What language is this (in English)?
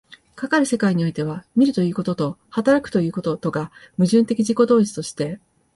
Japanese